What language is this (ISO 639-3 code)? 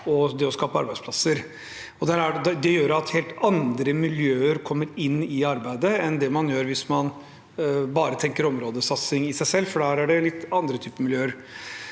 nor